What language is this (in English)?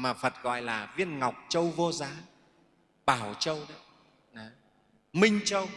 Vietnamese